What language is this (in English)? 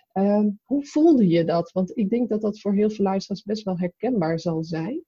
Dutch